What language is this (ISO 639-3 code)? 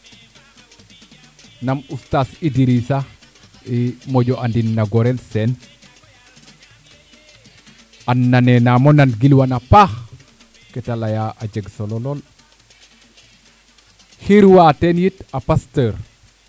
srr